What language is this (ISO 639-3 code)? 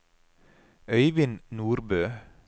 nor